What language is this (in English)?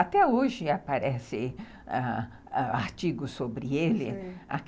Portuguese